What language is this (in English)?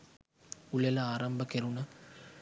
Sinhala